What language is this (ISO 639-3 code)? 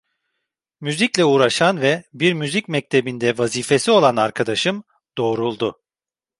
tur